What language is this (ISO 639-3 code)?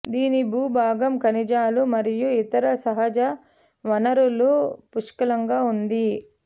tel